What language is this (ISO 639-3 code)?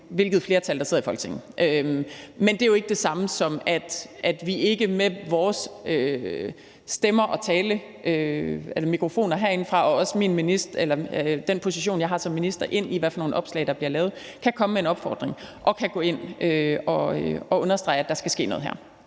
dan